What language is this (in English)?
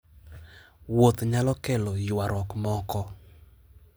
Luo (Kenya and Tanzania)